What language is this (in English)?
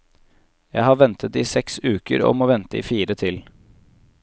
Norwegian